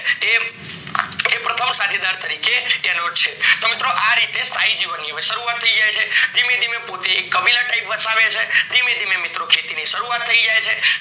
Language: Gujarati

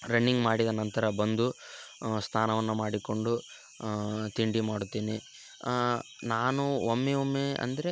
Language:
Kannada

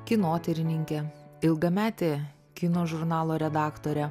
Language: Lithuanian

